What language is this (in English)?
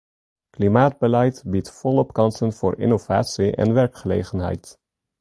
Dutch